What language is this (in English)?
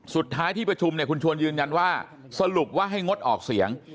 Thai